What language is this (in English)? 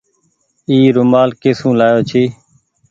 Goaria